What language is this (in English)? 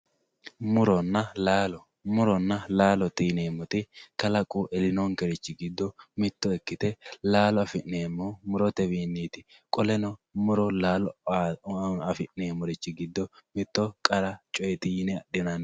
Sidamo